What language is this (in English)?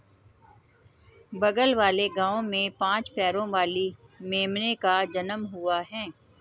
Hindi